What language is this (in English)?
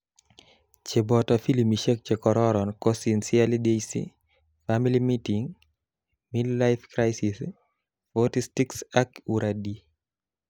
Kalenjin